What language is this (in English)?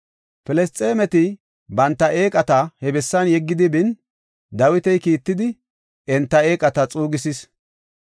Gofa